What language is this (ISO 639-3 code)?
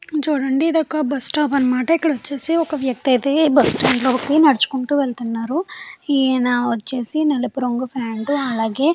tel